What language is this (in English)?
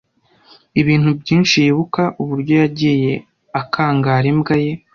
Kinyarwanda